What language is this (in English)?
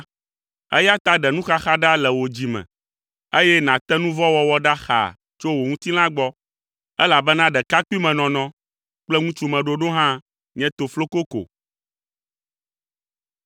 Ewe